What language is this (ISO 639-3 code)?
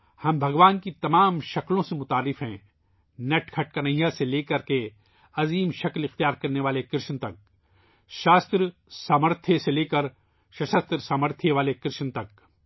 urd